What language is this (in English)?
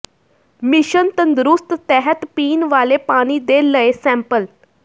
Punjabi